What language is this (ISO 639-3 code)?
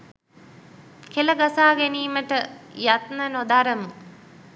sin